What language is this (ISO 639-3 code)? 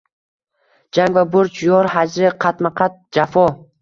uzb